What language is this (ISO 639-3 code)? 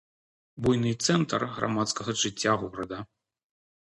bel